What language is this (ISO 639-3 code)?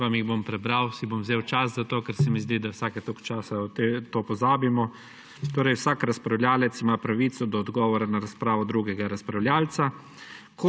slv